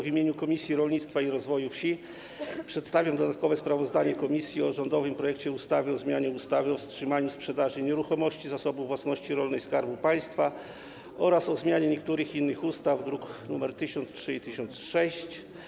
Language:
Polish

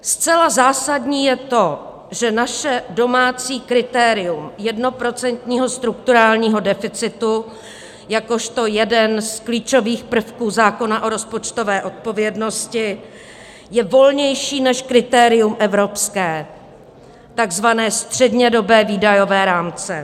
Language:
Czech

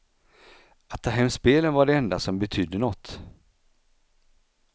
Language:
Swedish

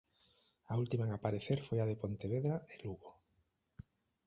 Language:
Galician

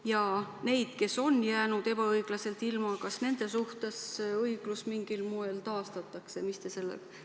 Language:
Estonian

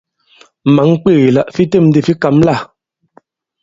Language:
Bankon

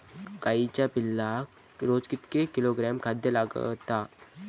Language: Marathi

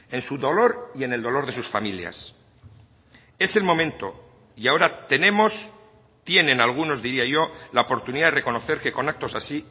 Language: Spanish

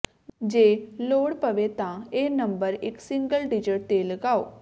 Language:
Punjabi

